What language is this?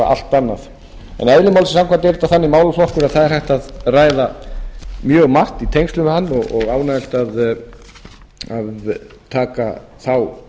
Icelandic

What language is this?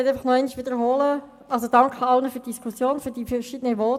Swiss German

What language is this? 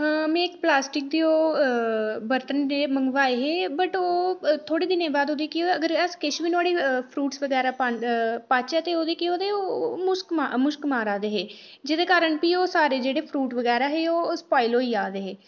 Dogri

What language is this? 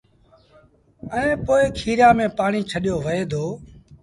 Sindhi Bhil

